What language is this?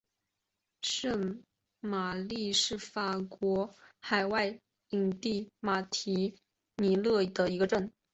Chinese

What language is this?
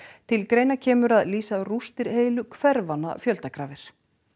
Icelandic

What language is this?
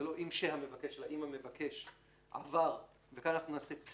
Hebrew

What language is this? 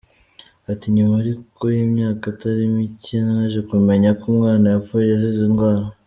Kinyarwanda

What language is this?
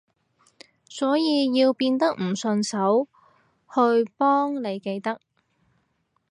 Cantonese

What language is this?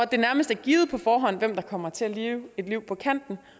Danish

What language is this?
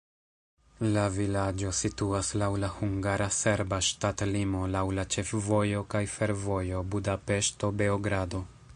Esperanto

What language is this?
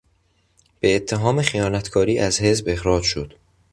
Persian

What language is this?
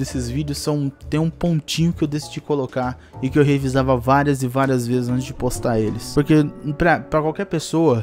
Portuguese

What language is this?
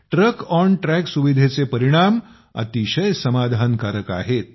Marathi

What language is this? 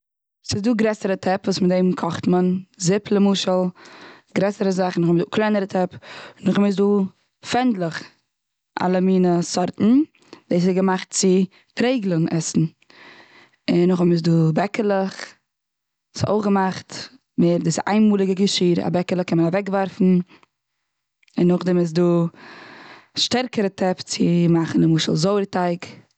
Yiddish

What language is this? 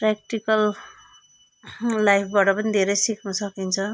Nepali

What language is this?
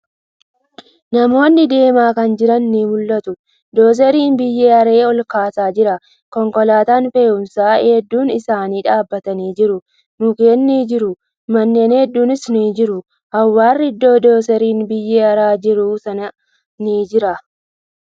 Oromo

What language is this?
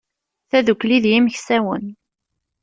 Kabyle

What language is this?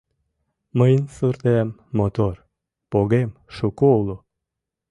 Mari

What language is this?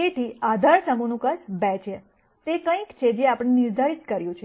Gujarati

